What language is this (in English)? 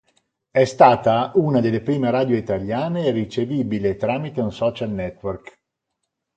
Italian